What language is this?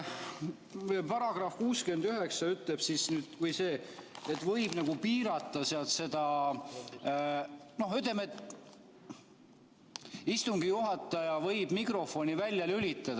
Estonian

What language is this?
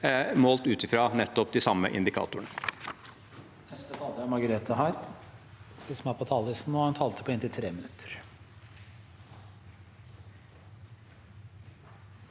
Norwegian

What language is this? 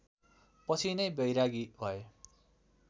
Nepali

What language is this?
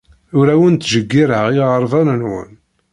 Kabyle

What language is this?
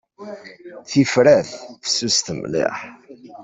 Kabyle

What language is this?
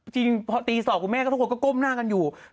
Thai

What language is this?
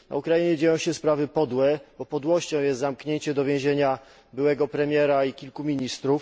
Polish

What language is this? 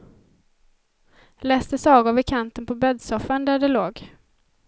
Swedish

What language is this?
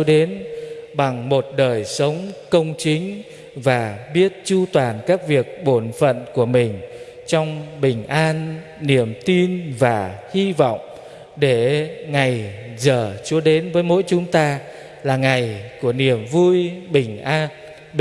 Vietnamese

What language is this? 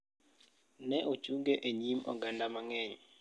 Luo (Kenya and Tanzania)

